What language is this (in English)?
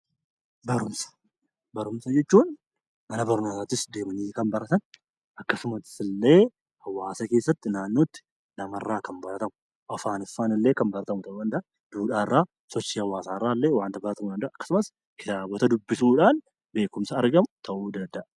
Oromo